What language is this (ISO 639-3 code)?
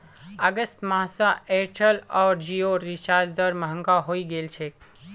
mag